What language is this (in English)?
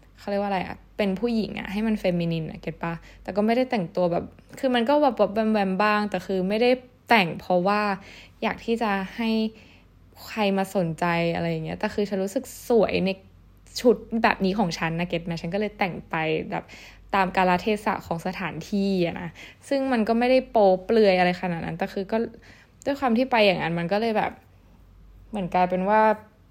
Thai